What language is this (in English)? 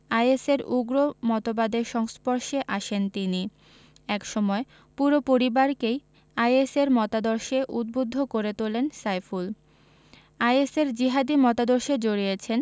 Bangla